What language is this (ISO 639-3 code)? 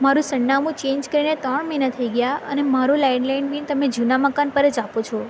guj